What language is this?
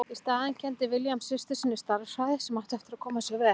Icelandic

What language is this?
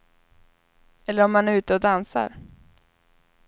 Swedish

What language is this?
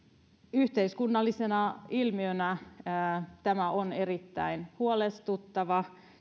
Finnish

